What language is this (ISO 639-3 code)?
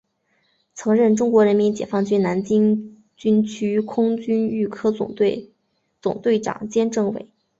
zho